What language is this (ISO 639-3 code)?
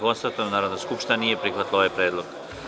srp